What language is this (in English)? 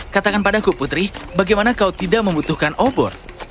Indonesian